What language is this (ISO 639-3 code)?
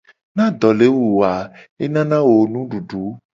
gej